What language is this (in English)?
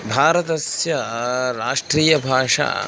Sanskrit